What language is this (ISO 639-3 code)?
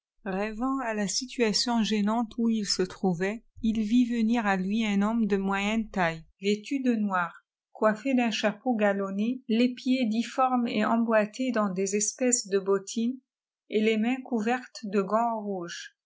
fra